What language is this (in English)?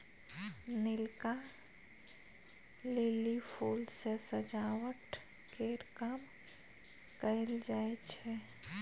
Maithili